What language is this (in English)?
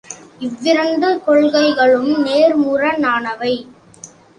Tamil